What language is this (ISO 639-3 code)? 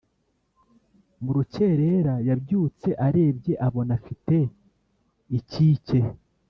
kin